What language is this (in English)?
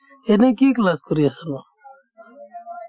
Assamese